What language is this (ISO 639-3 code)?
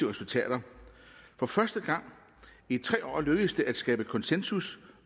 dan